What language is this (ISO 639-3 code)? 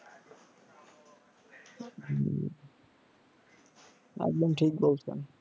ben